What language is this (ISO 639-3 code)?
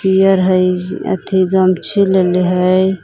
mag